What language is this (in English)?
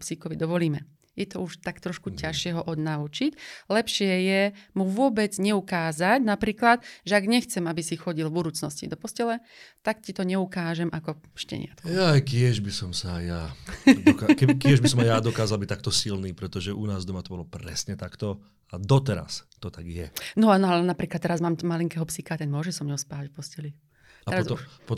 Slovak